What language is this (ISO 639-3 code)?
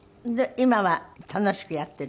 jpn